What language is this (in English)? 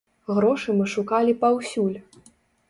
Belarusian